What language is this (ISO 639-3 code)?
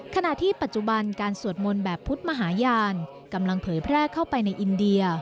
tha